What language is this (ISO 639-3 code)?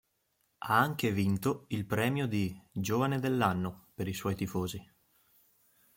ita